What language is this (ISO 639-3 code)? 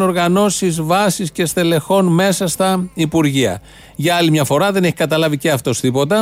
ell